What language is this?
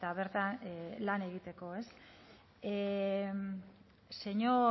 Basque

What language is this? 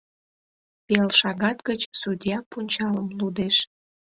Mari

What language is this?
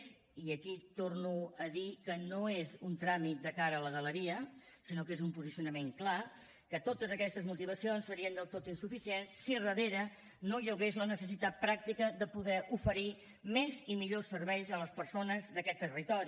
Catalan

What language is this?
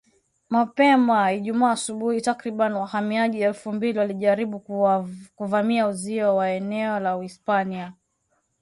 Swahili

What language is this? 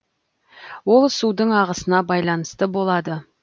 Kazakh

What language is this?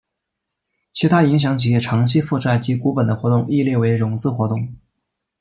Chinese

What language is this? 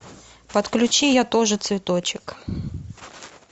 Russian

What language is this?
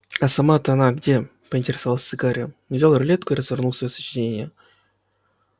Russian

